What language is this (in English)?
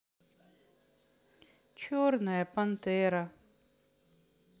Russian